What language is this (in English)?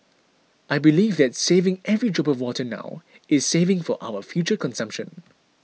English